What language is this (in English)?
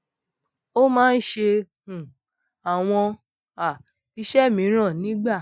Yoruba